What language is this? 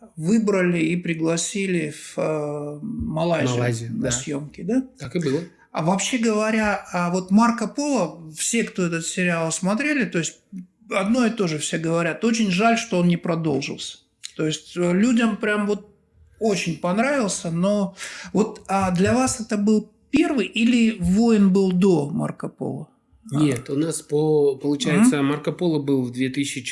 Russian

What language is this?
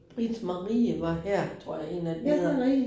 Danish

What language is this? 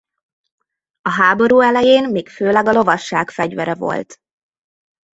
Hungarian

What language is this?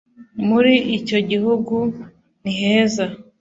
Kinyarwanda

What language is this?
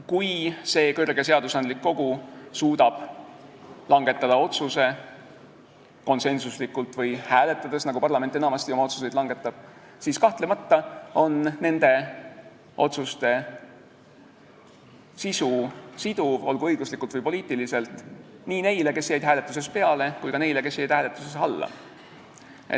Estonian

